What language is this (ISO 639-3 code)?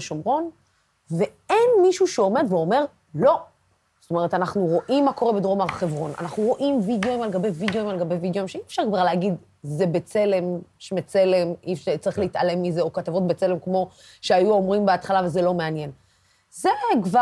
heb